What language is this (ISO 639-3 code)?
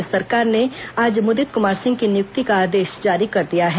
hin